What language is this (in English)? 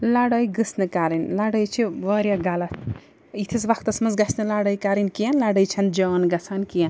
Kashmiri